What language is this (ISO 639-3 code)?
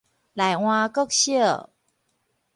nan